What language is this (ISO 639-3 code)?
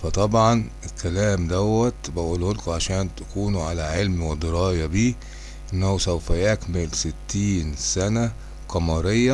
ara